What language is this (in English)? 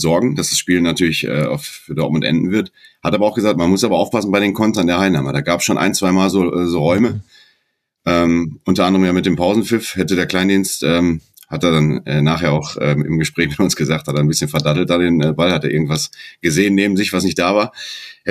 German